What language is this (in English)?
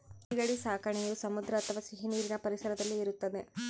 Kannada